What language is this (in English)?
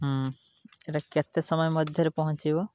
Odia